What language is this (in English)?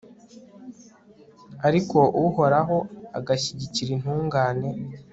Kinyarwanda